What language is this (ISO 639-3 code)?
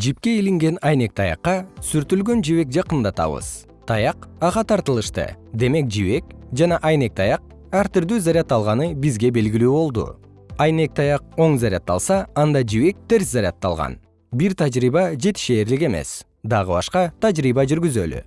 kir